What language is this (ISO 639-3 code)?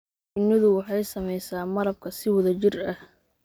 som